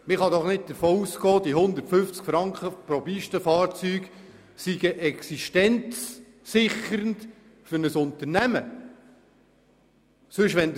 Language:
Swiss German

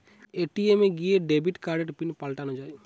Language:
Bangla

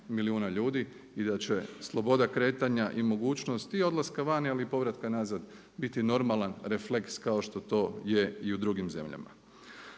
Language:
Croatian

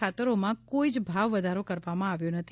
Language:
Gujarati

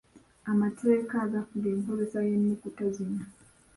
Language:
Ganda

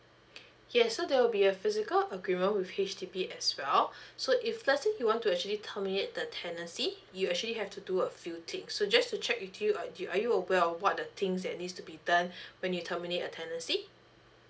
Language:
English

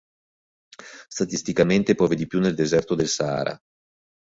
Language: Italian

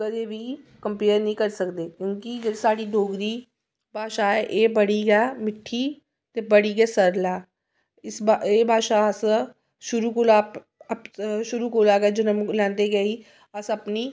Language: Dogri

